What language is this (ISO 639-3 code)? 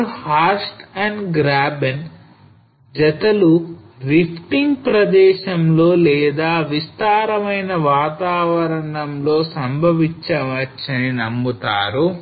tel